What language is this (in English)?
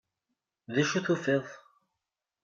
Kabyle